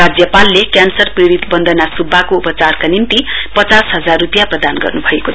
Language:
Nepali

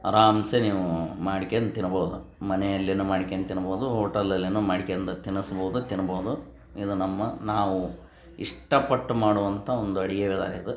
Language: Kannada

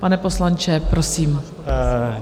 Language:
Czech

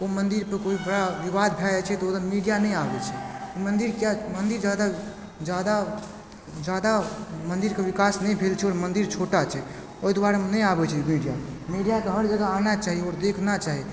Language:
Maithili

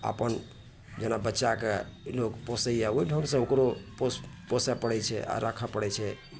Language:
Maithili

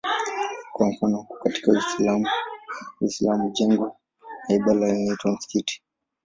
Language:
Swahili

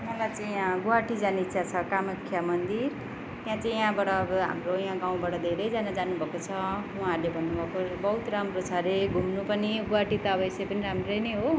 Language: Nepali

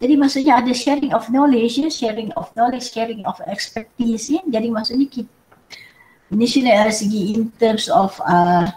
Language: Malay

